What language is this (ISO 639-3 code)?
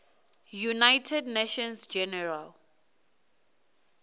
ven